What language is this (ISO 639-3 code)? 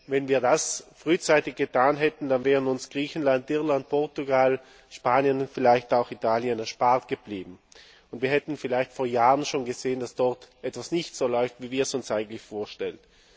deu